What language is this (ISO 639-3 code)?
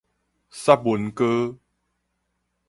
nan